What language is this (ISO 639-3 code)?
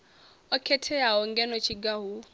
ven